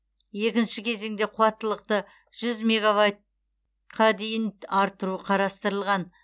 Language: Kazakh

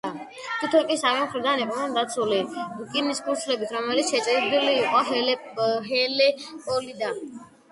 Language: Georgian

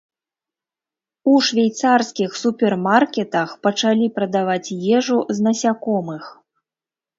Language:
Belarusian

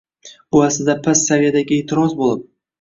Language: Uzbek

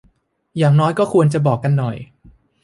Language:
Thai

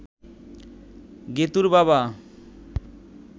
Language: Bangla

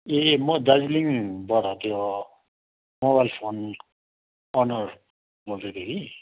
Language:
Nepali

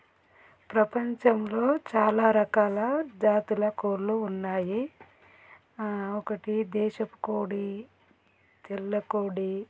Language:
Telugu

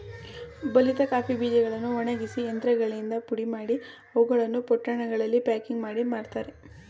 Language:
Kannada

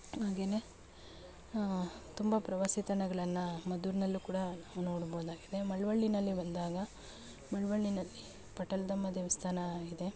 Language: Kannada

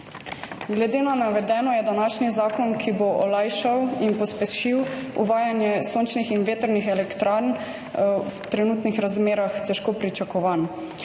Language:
Slovenian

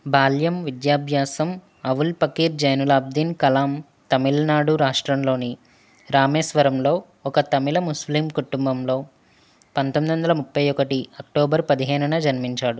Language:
Telugu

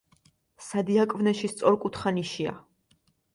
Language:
Georgian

